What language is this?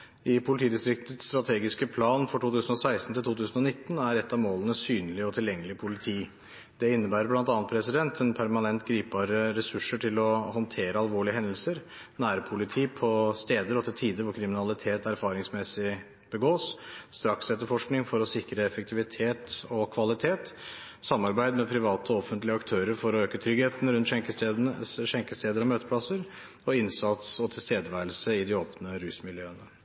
Norwegian Bokmål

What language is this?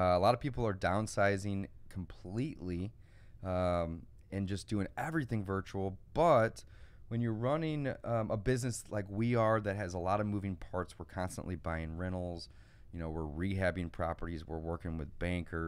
English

